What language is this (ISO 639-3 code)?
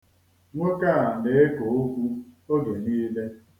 ibo